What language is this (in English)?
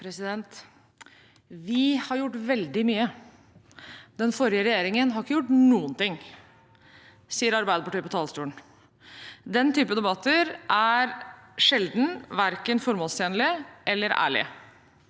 Norwegian